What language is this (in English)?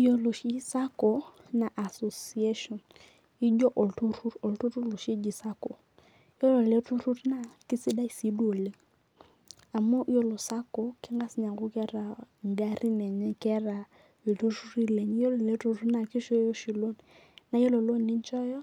Masai